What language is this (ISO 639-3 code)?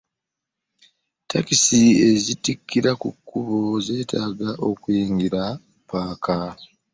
lug